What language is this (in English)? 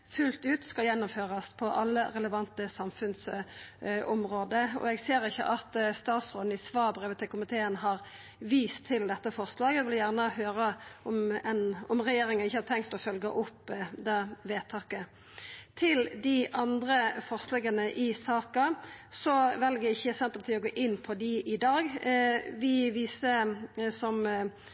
Norwegian Nynorsk